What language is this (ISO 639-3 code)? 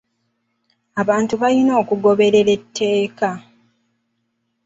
lug